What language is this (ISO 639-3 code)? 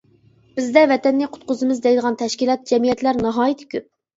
uig